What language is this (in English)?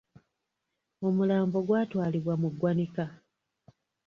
Ganda